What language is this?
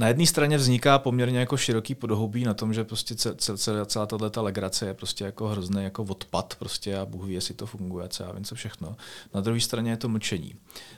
Czech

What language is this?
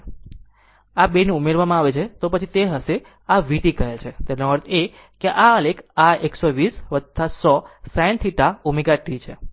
Gujarati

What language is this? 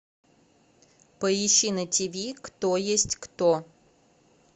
Russian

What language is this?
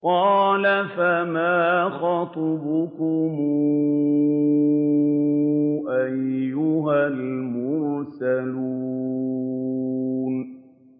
Arabic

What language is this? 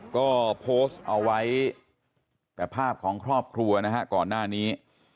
Thai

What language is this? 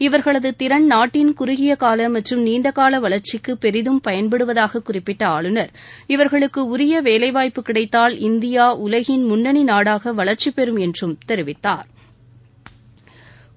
Tamil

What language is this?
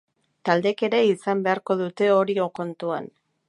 Basque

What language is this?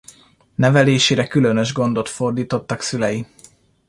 Hungarian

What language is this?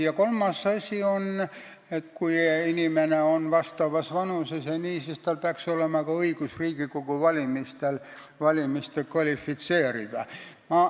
Estonian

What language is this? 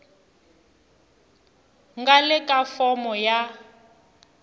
Tsonga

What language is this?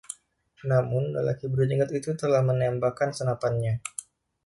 Indonesian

